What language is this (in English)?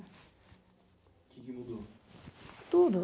Portuguese